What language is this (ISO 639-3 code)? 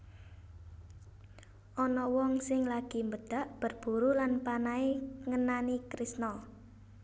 jav